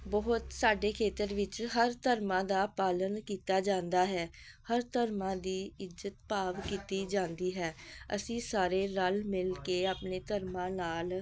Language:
Punjabi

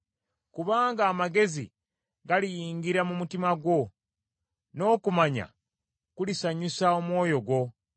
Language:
Ganda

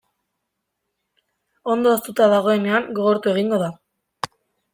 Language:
Basque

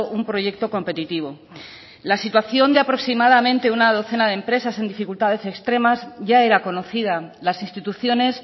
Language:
Spanish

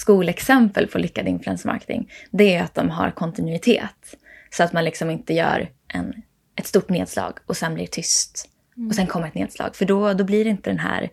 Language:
Swedish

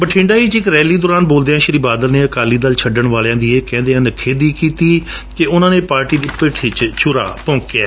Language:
Punjabi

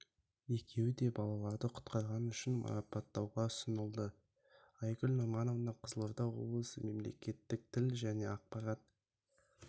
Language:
Kazakh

